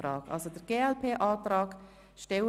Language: Swiss German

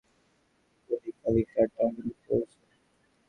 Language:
Bangla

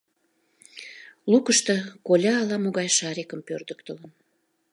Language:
Mari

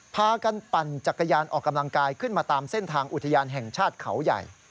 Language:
Thai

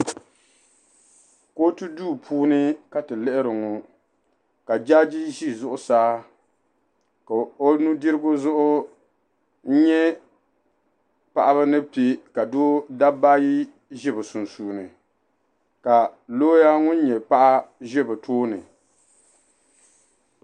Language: Dagbani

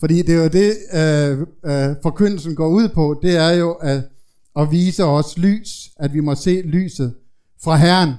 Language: Danish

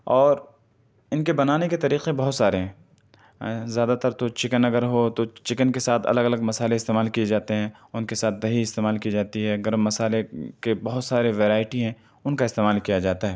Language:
Urdu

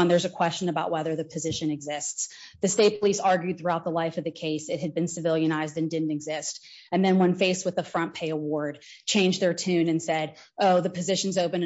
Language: English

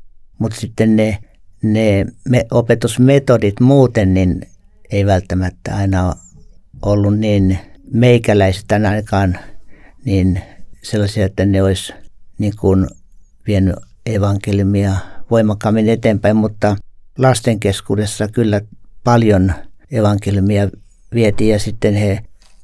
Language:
Finnish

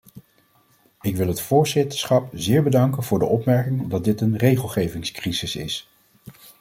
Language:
Dutch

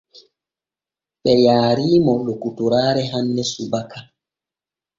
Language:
Borgu Fulfulde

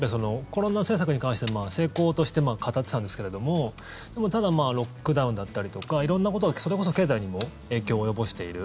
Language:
Japanese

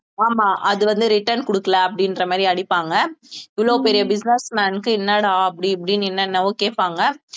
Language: Tamil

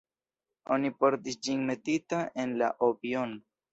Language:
Esperanto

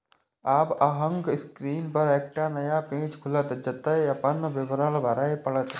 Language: Maithili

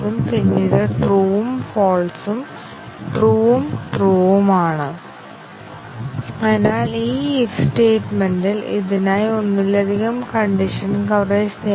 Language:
Malayalam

